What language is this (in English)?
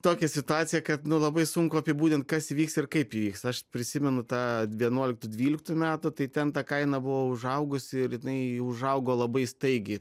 Lithuanian